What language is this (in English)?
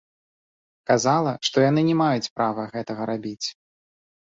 Belarusian